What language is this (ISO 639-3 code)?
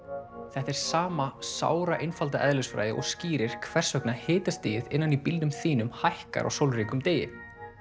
isl